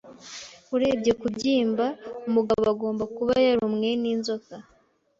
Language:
Kinyarwanda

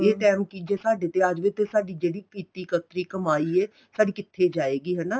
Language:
Punjabi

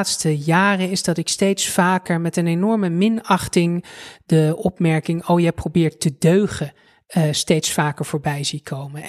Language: Dutch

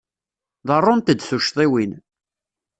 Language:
Kabyle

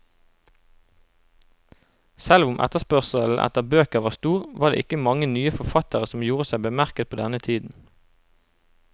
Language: Norwegian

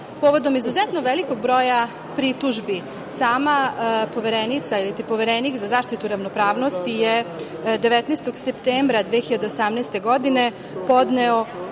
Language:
Serbian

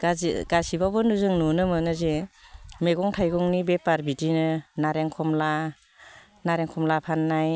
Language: Bodo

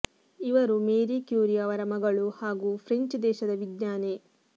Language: Kannada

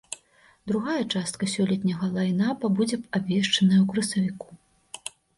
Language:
Belarusian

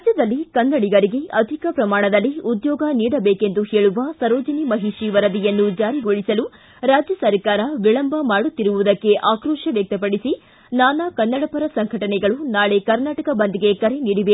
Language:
Kannada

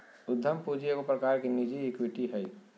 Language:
Magahi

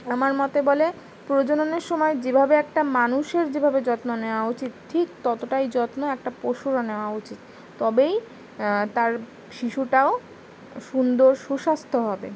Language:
Bangla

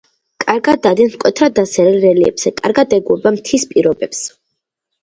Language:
Georgian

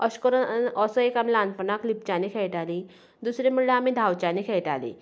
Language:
Konkani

